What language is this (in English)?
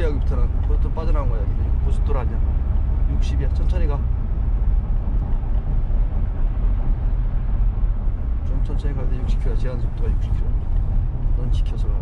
Korean